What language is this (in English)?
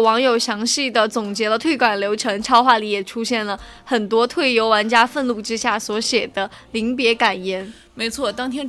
Chinese